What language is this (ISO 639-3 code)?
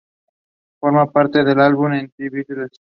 spa